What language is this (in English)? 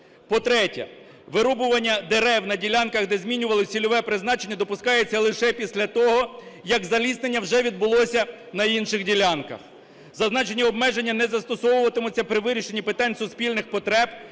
Ukrainian